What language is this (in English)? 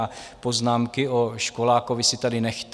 Czech